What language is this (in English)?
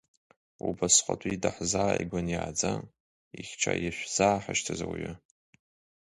Abkhazian